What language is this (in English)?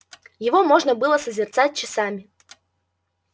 Russian